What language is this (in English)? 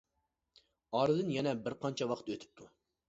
Uyghur